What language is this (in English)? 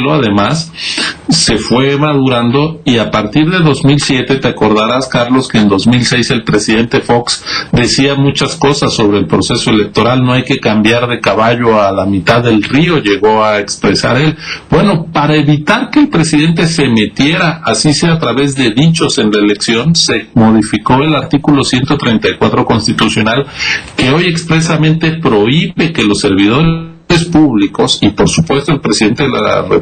Spanish